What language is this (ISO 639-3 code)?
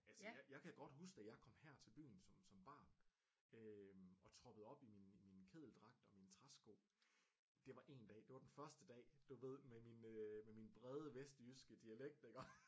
dan